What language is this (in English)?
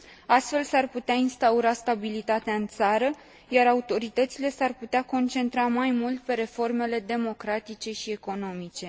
Romanian